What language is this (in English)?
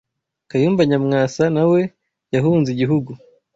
Kinyarwanda